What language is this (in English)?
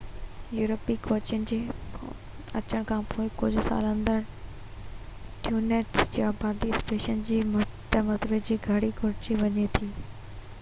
Sindhi